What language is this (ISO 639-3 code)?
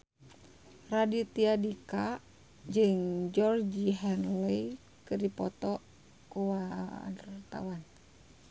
sun